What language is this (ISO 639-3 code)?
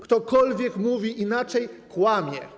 pol